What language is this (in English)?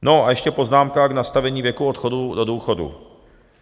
Czech